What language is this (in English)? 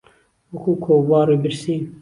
Central Kurdish